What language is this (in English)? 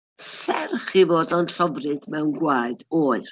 Welsh